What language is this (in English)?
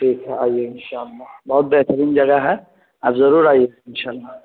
Urdu